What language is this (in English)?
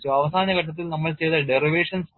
Malayalam